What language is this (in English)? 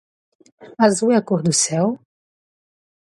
Portuguese